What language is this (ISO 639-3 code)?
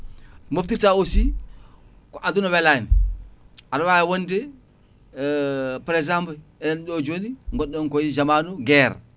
ful